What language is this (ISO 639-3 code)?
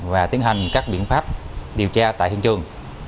vie